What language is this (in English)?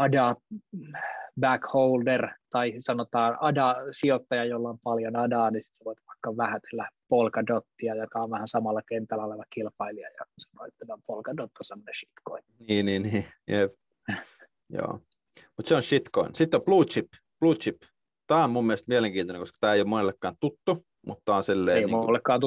Finnish